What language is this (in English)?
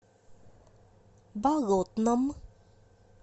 Russian